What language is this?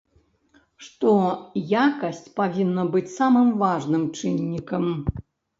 Belarusian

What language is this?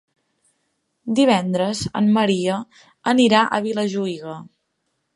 Catalan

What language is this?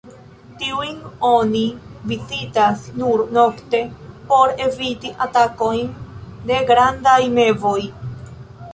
Esperanto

